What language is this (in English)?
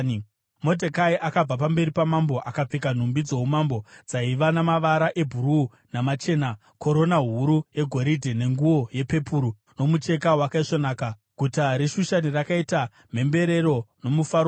Shona